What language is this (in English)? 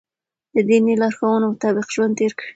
Pashto